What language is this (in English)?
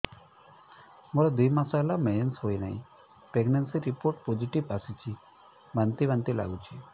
Odia